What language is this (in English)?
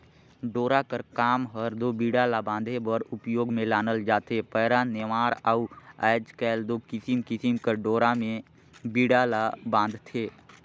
Chhattisgarhi